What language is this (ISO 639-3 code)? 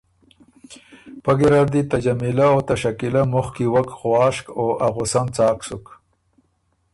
oru